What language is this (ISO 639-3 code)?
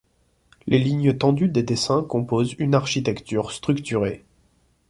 fra